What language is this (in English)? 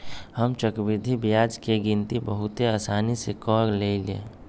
Magahi